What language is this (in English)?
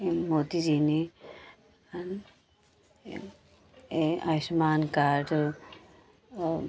Hindi